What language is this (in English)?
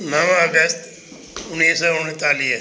Sindhi